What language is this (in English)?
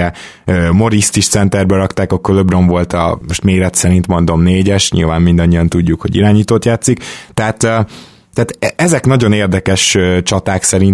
Hungarian